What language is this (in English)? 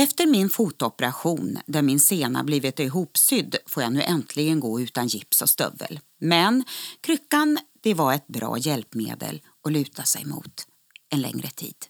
Swedish